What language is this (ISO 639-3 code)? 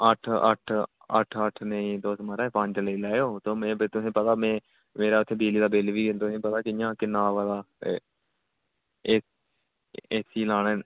doi